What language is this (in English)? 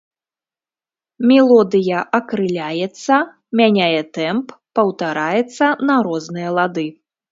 Belarusian